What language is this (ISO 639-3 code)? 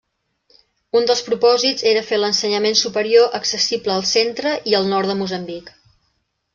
cat